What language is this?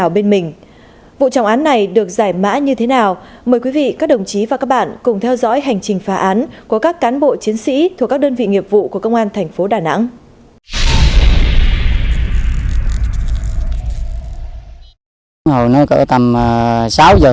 Vietnamese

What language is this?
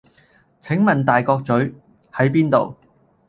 Cantonese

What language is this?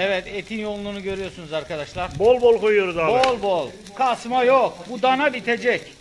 Turkish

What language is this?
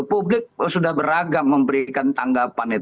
Indonesian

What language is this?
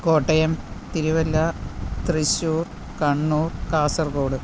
Malayalam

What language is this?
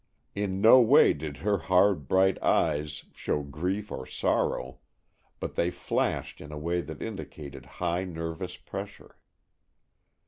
English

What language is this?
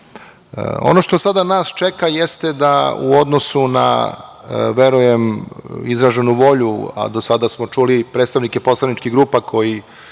Serbian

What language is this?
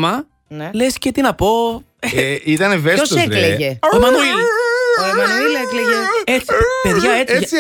Greek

